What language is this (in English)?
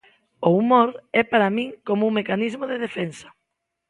Galician